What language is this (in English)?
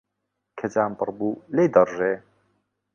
Central Kurdish